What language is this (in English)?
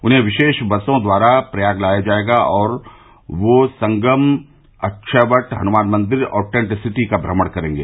Hindi